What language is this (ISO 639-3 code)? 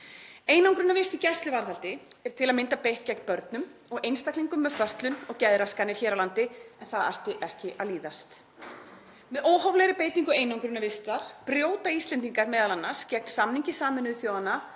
isl